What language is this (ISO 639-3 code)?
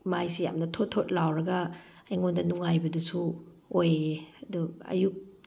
mni